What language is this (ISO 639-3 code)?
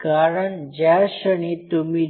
mar